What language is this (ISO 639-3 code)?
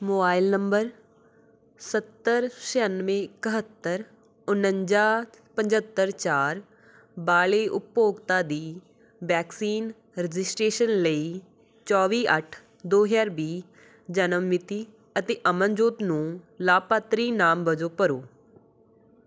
pan